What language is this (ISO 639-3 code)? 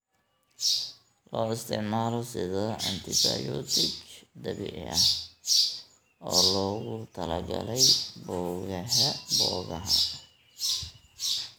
som